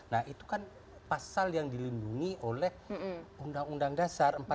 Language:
Indonesian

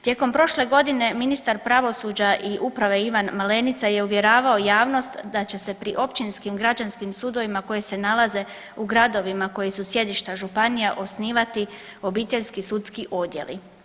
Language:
Croatian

